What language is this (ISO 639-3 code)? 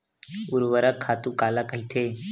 hne